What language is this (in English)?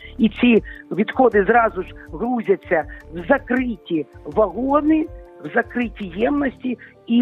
Ukrainian